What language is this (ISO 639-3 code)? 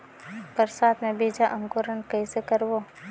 hne